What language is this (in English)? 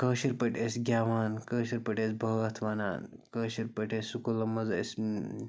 Kashmiri